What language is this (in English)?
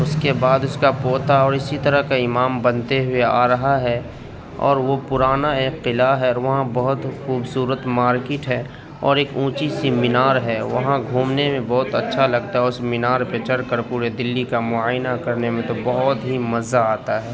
Urdu